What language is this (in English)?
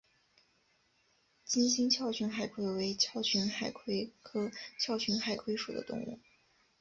Chinese